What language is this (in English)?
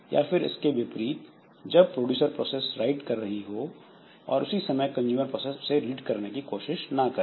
Hindi